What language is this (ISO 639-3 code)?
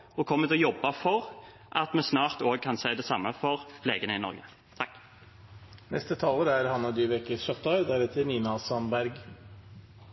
nob